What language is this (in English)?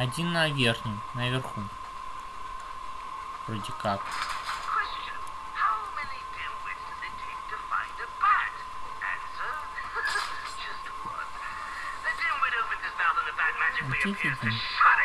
Russian